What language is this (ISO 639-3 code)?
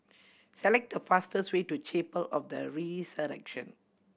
eng